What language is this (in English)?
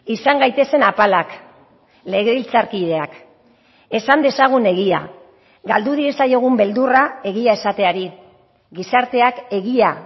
Basque